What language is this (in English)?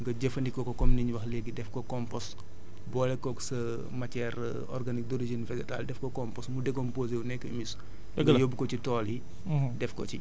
Wolof